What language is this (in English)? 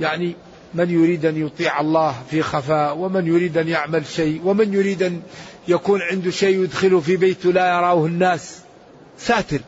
Arabic